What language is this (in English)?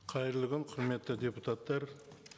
Kazakh